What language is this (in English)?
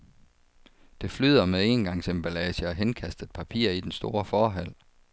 Danish